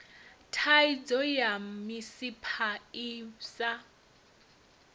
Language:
Venda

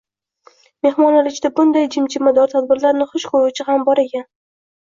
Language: Uzbek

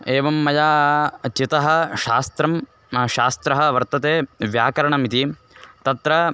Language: Sanskrit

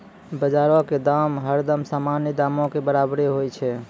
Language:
Maithili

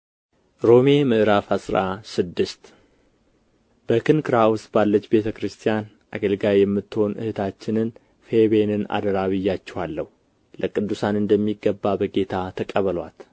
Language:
Amharic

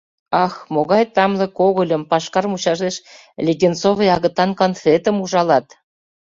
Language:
Mari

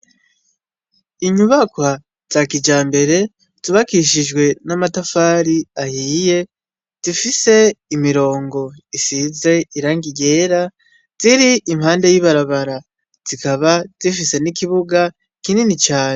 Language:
Rundi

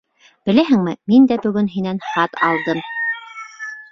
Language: Bashkir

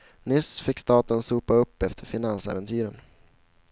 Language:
Swedish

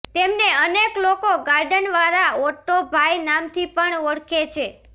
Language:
Gujarati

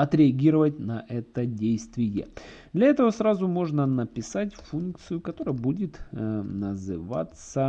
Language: Russian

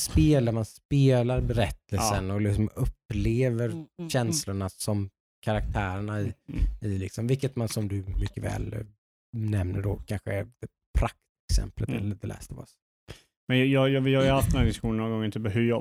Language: Swedish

